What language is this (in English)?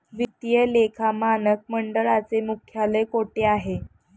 Marathi